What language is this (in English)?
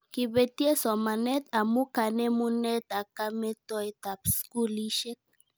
Kalenjin